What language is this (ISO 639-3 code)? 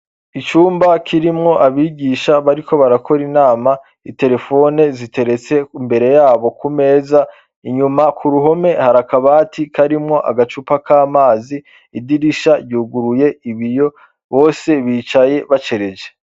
run